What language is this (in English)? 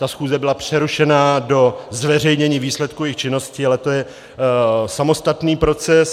Czech